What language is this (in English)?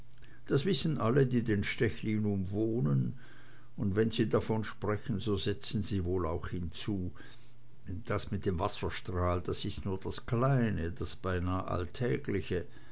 German